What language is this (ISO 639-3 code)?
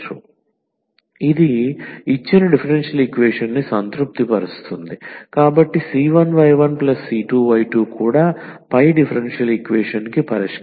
tel